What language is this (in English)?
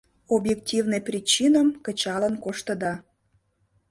Mari